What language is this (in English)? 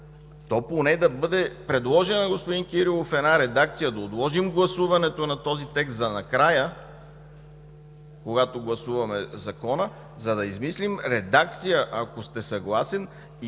Bulgarian